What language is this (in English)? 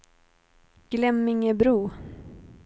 Swedish